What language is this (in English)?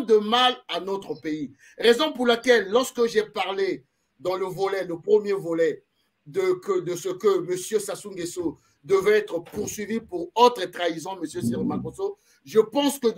French